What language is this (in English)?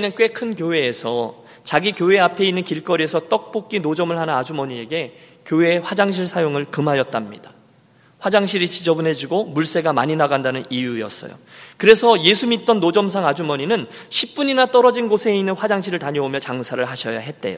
Korean